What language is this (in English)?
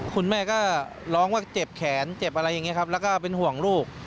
Thai